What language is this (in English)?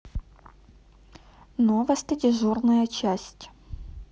Russian